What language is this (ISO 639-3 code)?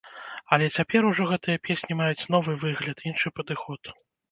bel